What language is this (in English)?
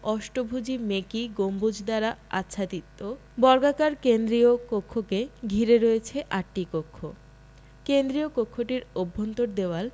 Bangla